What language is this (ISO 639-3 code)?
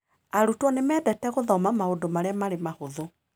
kik